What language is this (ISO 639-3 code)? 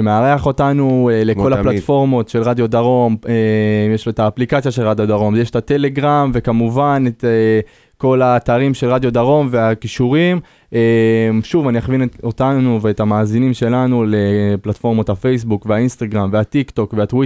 heb